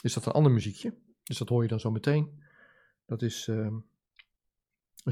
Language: Dutch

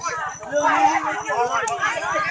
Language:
Thai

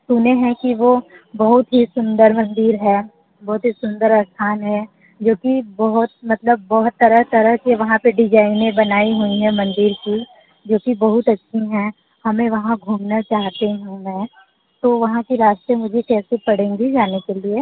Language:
Hindi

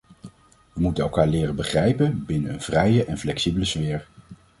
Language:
Dutch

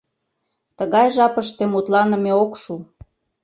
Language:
Mari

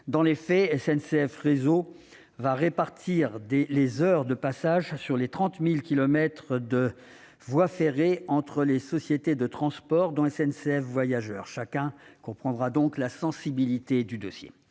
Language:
French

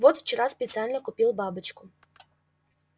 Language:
Russian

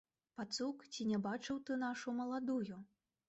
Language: Belarusian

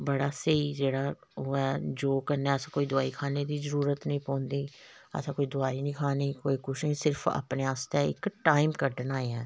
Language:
Dogri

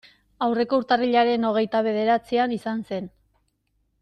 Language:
Basque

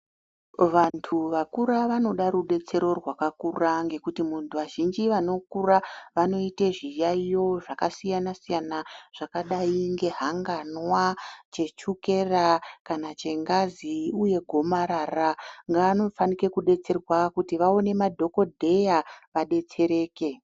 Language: Ndau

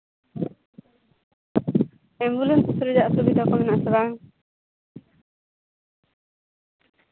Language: Santali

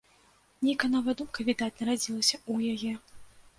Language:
Belarusian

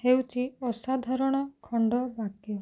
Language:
Odia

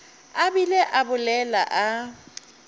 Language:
Northern Sotho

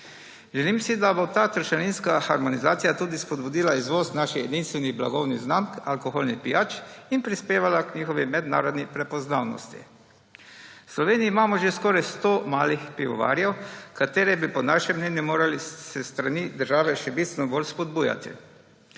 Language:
Slovenian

